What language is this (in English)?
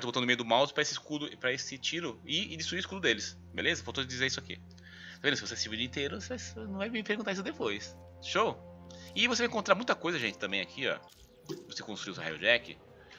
Portuguese